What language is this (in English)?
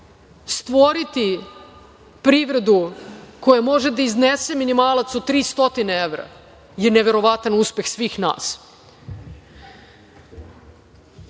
Serbian